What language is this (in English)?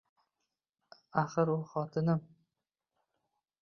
Uzbek